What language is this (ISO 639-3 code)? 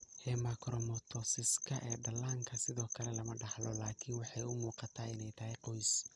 som